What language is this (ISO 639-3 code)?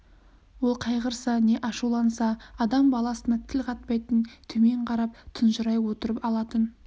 kaz